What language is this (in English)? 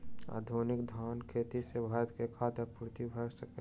Maithili